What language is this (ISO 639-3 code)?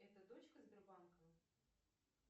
rus